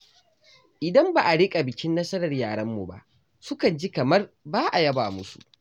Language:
Hausa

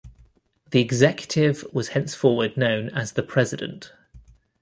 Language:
English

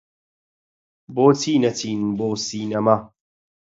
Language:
Central Kurdish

